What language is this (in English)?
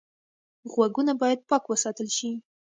Pashto